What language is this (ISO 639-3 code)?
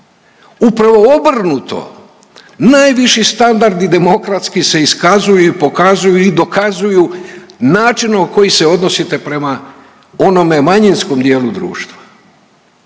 hrv